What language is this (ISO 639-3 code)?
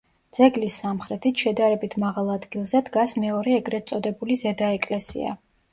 kat